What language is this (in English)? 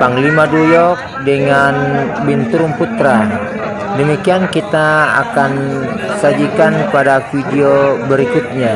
Indonesian